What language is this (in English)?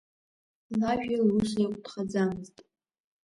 Abkhazian